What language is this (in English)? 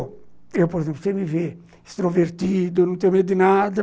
Portuguese